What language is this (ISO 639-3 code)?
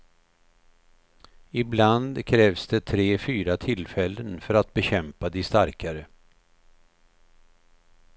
swe